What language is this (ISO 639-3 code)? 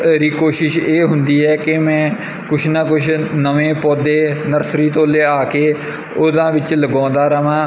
pan